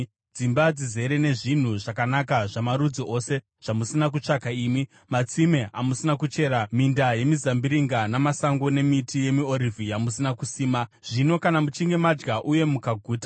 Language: Shona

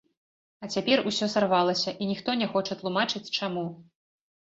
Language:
Belarusian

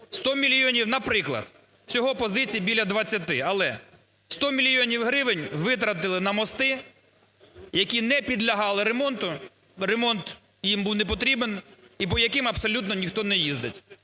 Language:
Ukrainian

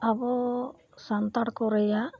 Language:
Santali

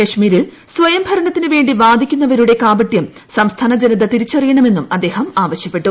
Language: Malayalam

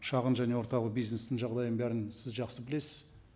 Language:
Kazakh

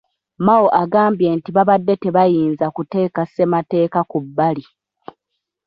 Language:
Ganda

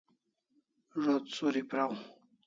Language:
Kalasha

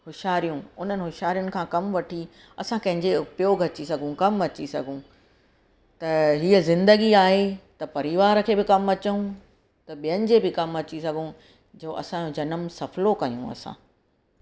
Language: Sindhi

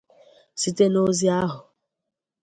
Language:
Igbo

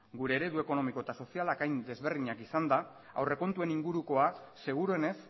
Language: Basque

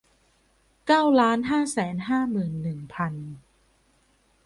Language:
Thai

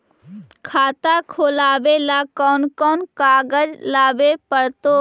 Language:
Magahi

